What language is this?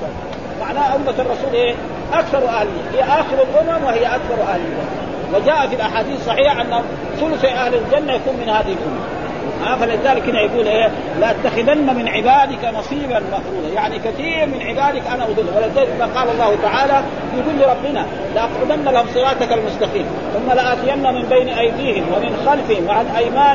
Arabic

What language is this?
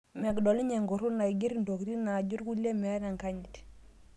Masai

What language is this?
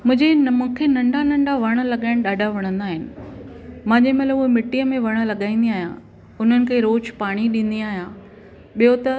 Sindhi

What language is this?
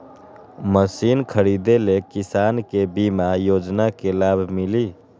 Magahi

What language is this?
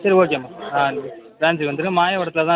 Tamil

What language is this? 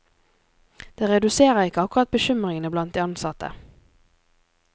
Norwegian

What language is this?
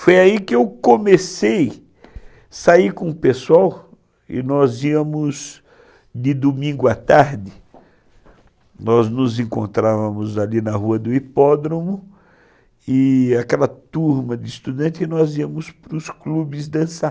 Portuguese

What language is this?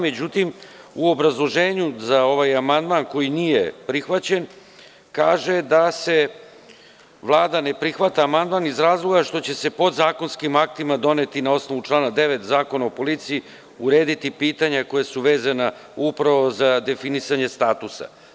Serbian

